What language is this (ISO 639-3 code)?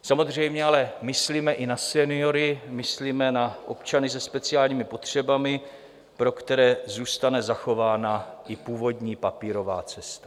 ces